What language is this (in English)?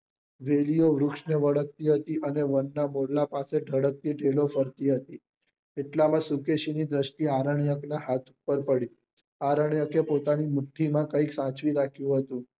Gujarati